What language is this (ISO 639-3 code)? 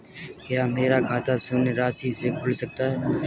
hin